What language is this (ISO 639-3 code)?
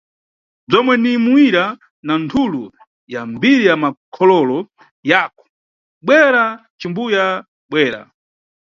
nyu